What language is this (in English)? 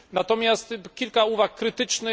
Polish